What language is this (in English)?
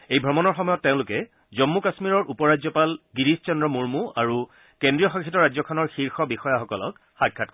Assamese